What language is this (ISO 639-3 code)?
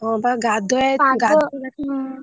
ori